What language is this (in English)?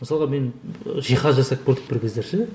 Kazakh